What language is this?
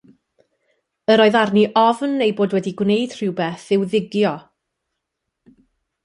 Welsh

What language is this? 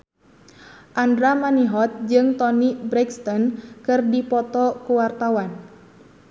Sundanese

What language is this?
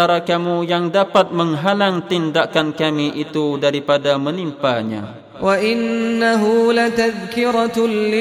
Malay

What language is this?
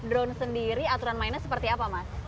Indonesian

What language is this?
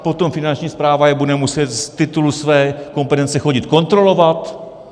Czech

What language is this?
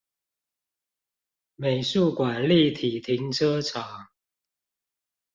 Chinese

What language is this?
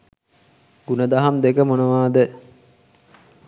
Sinhala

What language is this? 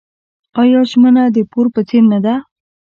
Pashto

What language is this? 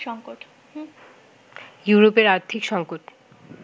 Bangla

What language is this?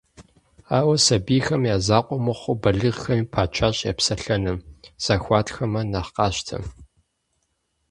Kabardian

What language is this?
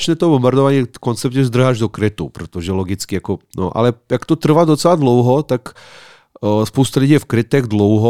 Czech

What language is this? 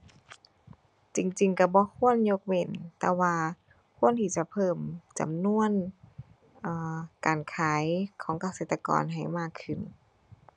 Thai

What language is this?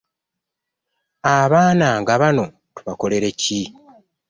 Ganda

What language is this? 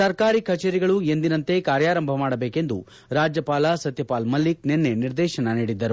Kannada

